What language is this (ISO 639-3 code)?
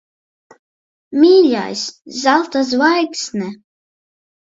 lav